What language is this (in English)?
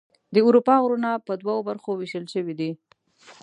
Pashto